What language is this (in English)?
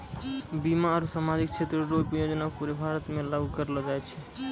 Maithili